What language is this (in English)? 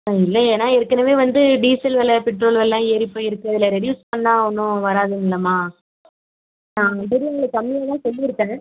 Tamil